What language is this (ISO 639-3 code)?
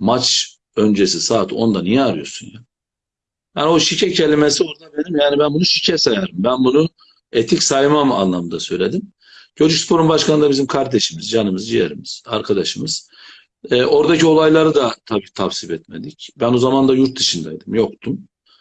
tur